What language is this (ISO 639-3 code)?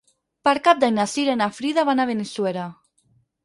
cat